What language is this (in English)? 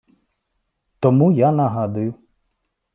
Ukrainian